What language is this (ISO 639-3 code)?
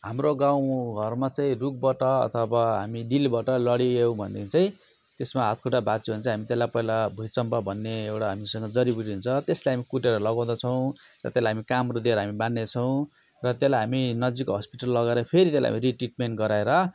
nep